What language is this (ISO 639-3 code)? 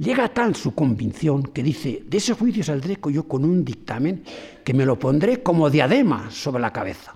spa